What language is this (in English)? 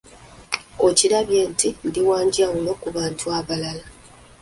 Ganda